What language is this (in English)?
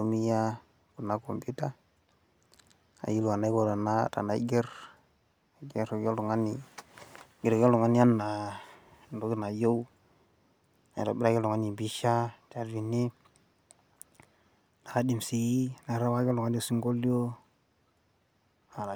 Masai